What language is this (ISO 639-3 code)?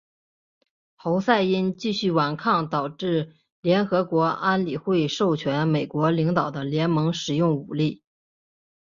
zho